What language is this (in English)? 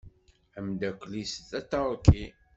Kabyle